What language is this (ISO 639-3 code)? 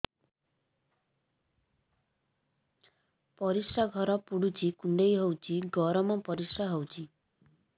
ori